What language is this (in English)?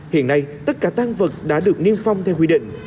Vietnamese